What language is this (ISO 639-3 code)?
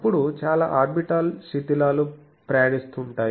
tel